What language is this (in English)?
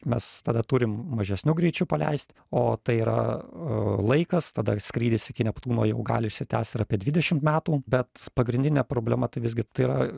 Lithuanian